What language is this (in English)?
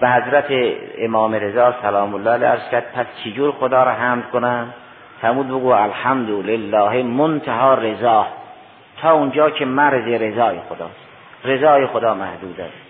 Persian